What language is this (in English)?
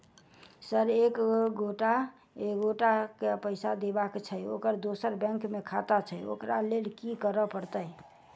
Maithili